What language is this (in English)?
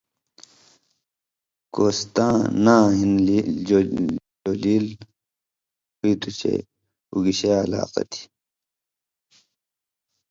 Indus Kohistani